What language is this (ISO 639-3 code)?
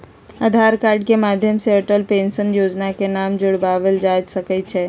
mag